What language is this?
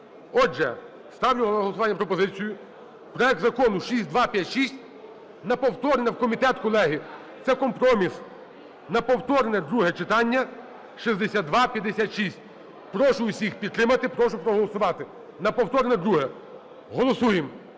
Ukrainian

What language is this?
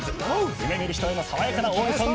Japanese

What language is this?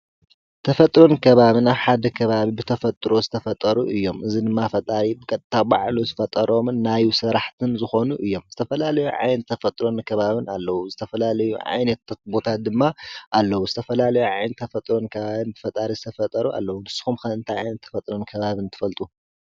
Tigrinya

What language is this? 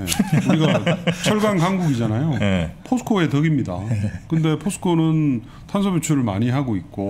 Korean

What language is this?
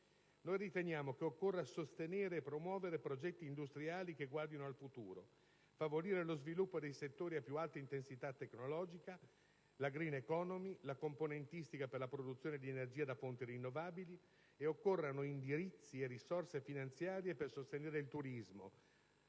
Italian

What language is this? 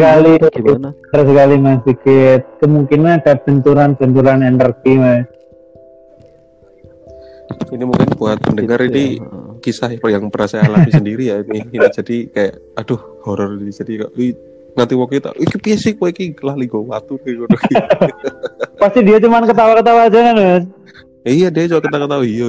Indonesian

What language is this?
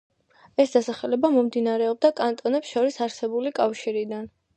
Georgian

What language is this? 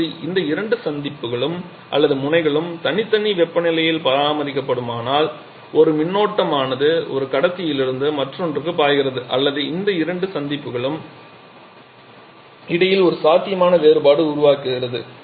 Tamil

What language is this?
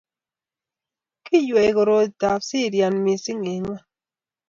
Kalenjin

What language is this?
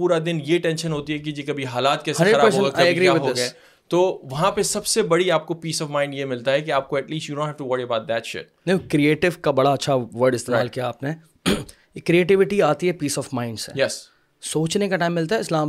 Urdu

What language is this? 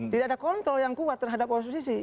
Indonesian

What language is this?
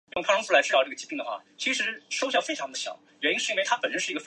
Chinese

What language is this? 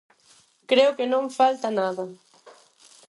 Galician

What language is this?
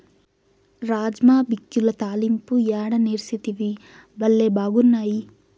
Telugu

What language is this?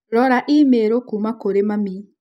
Kikuyu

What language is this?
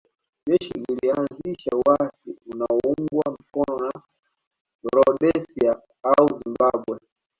Swahili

